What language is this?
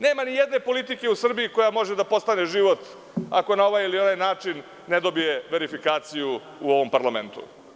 Serbian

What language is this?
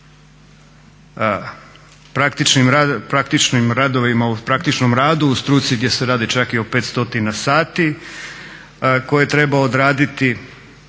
Croatian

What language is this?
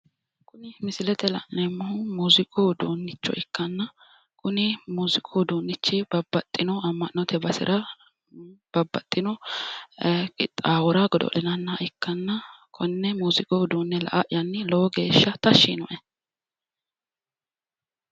Sidamo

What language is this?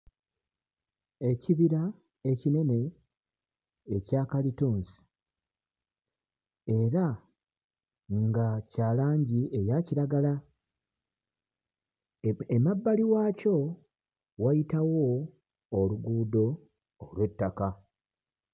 Ganda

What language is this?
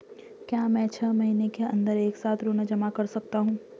Hindi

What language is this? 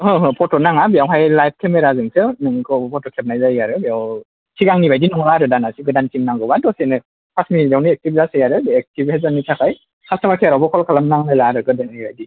Bodo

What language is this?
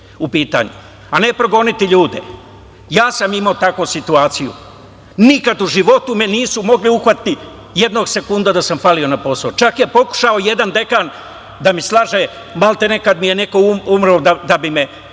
Serbian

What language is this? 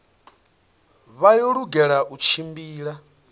Venda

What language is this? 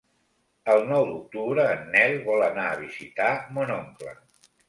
Catalan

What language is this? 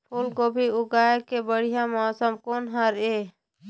Chhattisgarhi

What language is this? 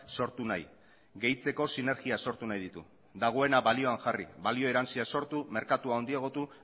Basque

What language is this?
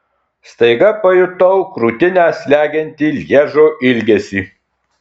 Lithuanian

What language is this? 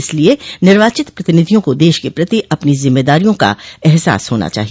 Hindi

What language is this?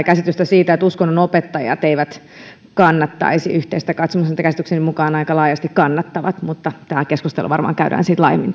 Finnish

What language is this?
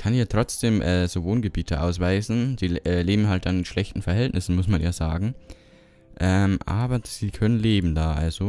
German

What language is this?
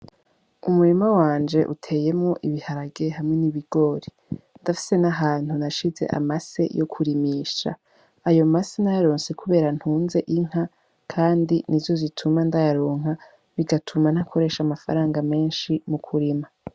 Rundi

